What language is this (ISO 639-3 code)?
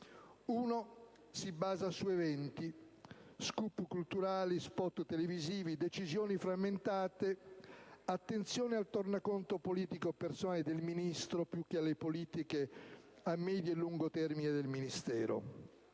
ita